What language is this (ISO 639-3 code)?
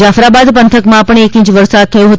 guj